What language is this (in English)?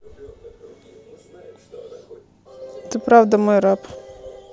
Russian